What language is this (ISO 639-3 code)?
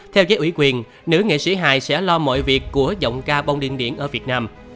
vie